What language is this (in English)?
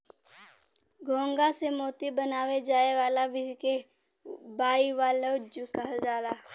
Bhojpuri